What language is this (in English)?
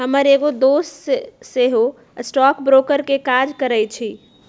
Magahi